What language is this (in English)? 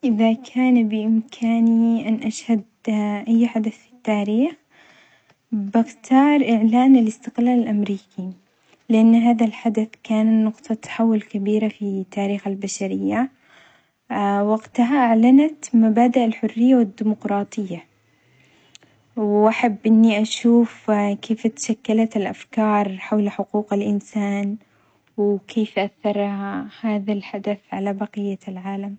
Omani Arabic